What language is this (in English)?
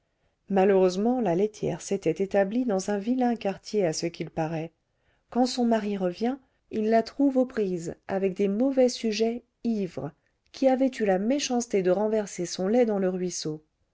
French